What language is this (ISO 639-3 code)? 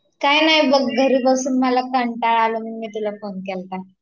mar